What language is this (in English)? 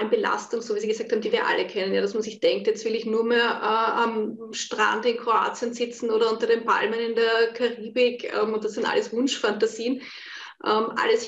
German